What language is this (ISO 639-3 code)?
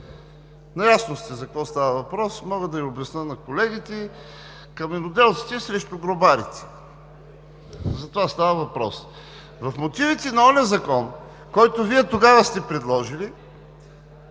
bul